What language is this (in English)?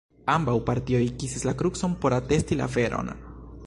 Esperanto